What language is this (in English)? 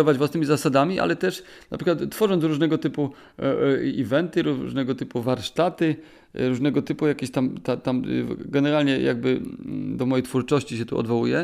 Polish